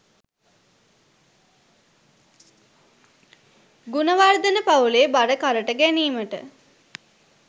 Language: Sinhala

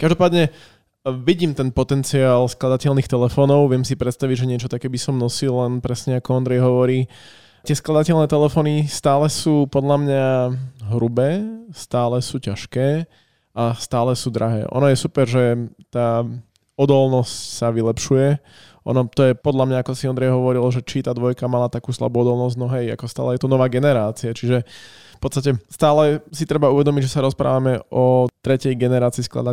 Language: Slovak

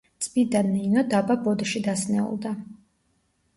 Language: Georgian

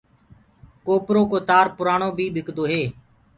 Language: Gurgula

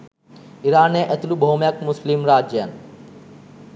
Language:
Sinhala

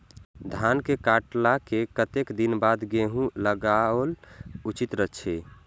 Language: Maithili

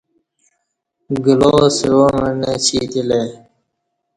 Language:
Kati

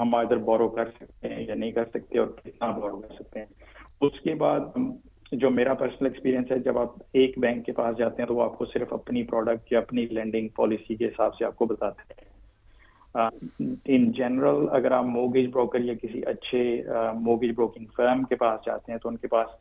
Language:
Urdu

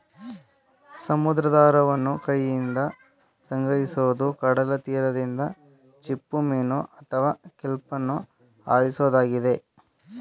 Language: Kannada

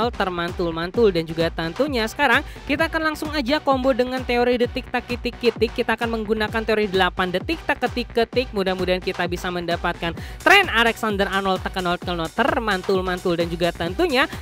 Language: Indonesian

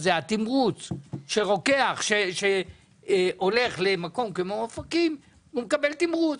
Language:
Hebrew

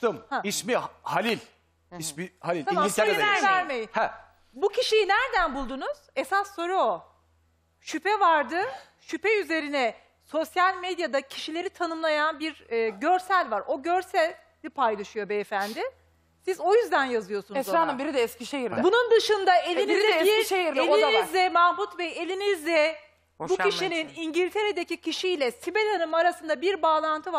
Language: Turkish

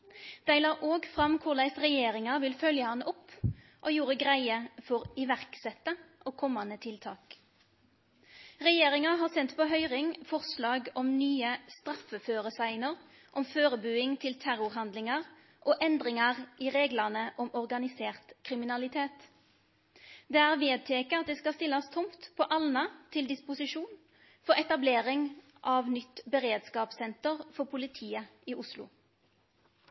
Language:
Norwegian Nynorsk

